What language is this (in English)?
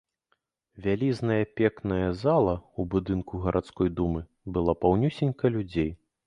Belarusian